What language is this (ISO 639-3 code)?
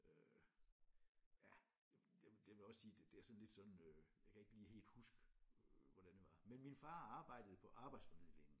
dan